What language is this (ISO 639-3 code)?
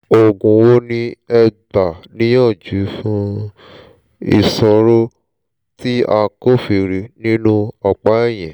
yor